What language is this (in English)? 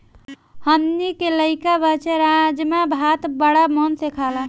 Bhojpuri